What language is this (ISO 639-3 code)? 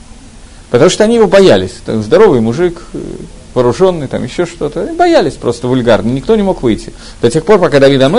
rus